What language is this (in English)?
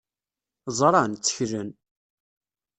Kabyle